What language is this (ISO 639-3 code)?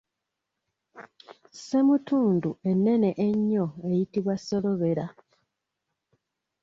lug